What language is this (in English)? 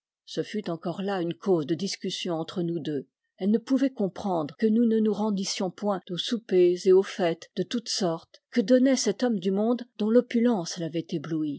French